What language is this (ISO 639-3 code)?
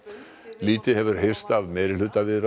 isl